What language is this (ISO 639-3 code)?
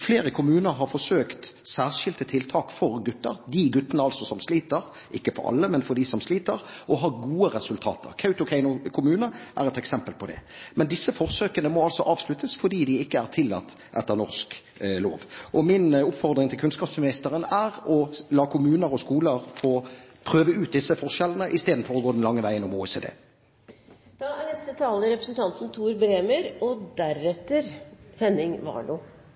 nor